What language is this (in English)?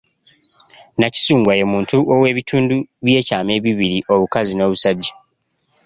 Ganda